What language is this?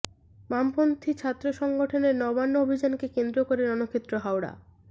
Bangla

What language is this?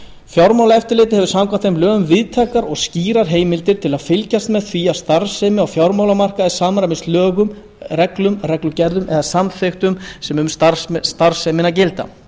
Icelandic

